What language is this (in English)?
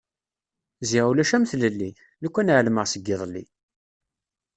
Kabyle